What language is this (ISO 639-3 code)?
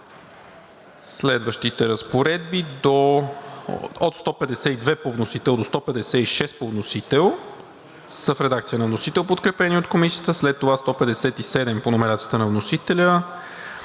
bul